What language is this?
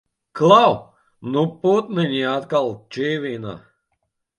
Latvian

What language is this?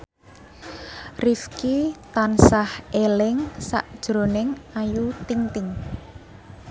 Javanese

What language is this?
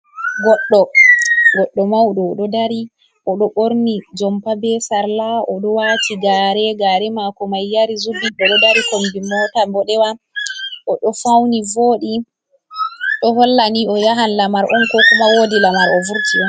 Fula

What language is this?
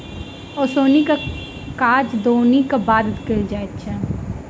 Maithili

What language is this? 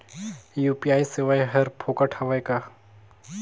Chhattisgarhi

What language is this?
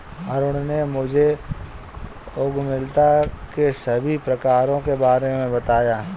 Hindi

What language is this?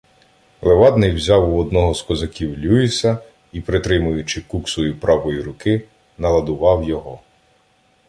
Ukrainian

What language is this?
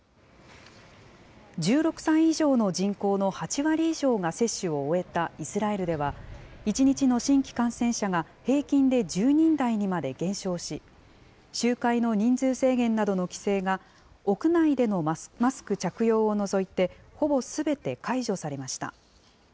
Japanese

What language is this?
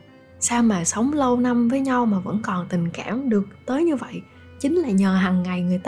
Vietnamese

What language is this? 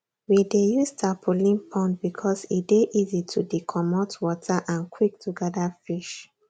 Nigerian Pidgin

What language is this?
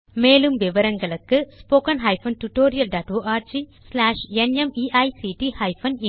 Tamil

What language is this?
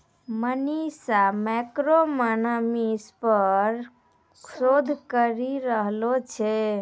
Maithili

